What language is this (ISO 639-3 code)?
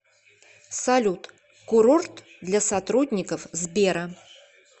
rus